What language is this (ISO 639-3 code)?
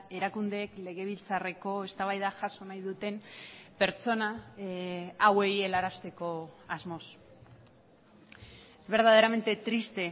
eus